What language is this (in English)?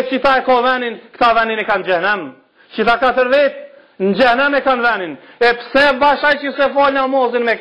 Romanian